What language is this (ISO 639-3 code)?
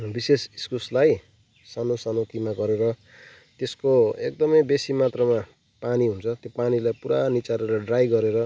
nep